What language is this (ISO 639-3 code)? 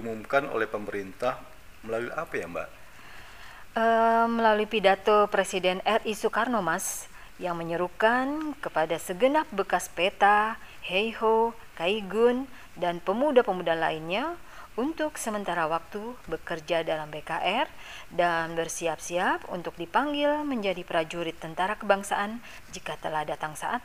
ind